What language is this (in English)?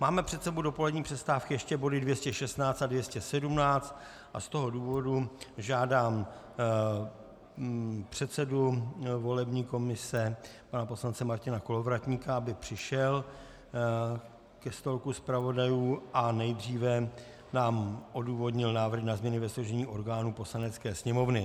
Czech